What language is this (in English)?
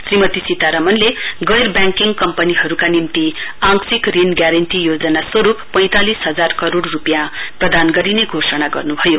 Nepali